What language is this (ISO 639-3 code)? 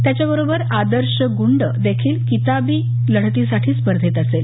mar